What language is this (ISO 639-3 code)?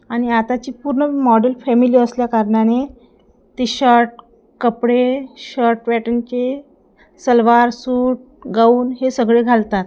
mar